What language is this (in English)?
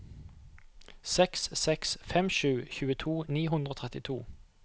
Norwegian